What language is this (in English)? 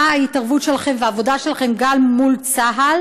Hebrew